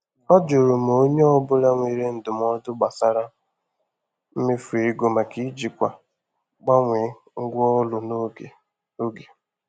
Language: Igbo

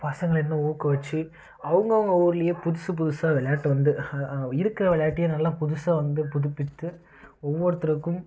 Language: Tamil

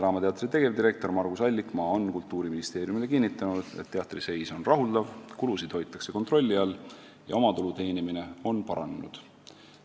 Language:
Estonian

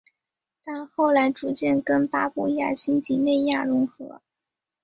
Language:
Chinese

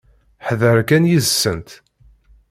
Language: Kabyle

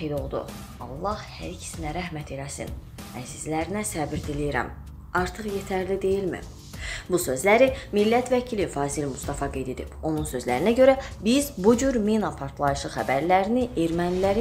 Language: Turkish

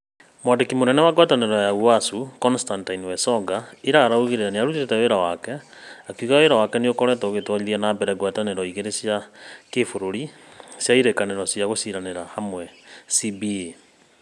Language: Kikuyu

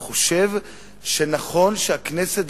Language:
Hebrew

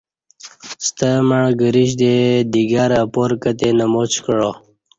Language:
Kati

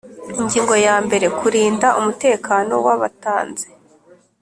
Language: Kinyarwanda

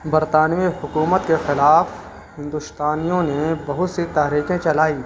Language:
Urdu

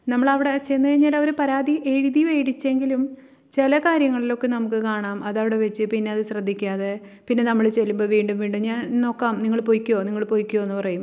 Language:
Malayalam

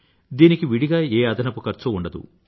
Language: Telugu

